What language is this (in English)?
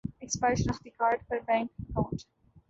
Urdu